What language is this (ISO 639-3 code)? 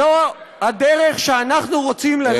heb